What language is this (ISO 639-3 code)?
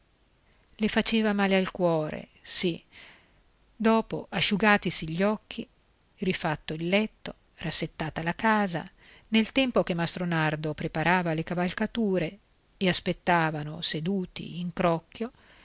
ita